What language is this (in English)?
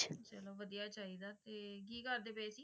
Punjabi